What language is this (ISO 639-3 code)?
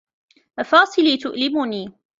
ara